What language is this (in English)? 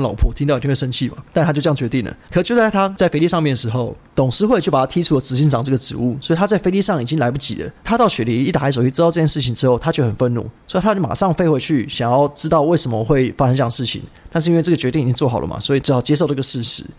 Chinese